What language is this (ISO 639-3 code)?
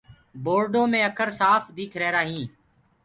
ggg